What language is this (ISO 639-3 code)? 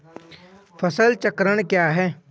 hin